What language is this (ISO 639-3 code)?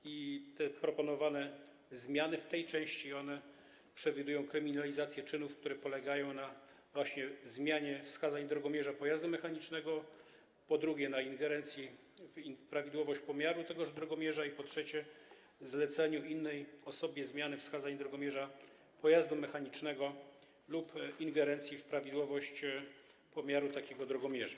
pol